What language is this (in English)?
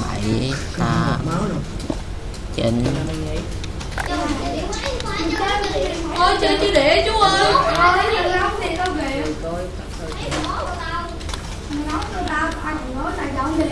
Vietnamese